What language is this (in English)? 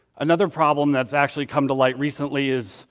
English